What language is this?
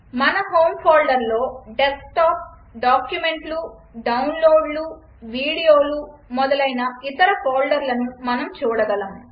Telugu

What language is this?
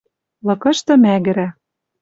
Western Mari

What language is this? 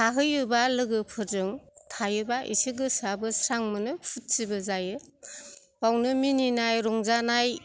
Bodo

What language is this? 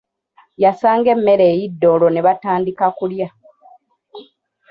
Ganda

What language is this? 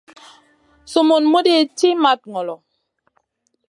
Masana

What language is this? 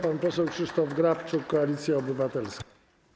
Polish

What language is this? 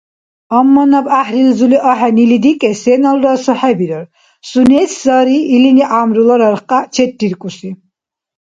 Dargwa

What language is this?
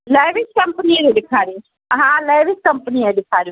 Sindhi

